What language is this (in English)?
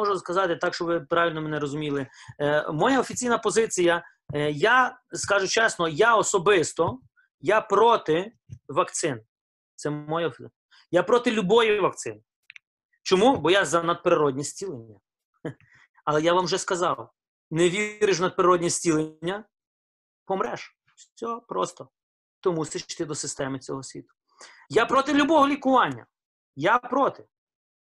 Ukrainian